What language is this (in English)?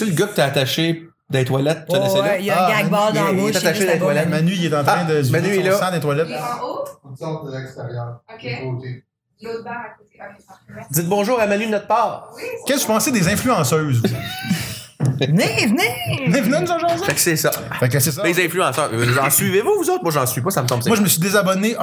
French